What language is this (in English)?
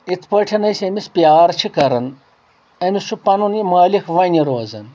Kashmiri